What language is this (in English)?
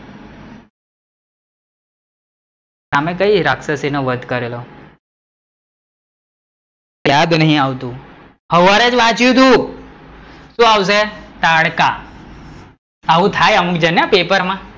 Gujarati